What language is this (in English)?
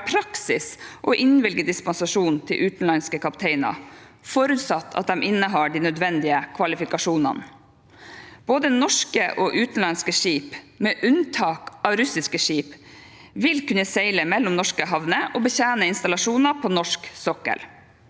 Norwegian